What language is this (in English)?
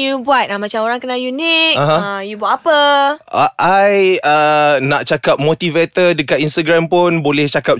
Malay